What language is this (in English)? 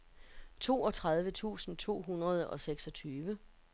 Danish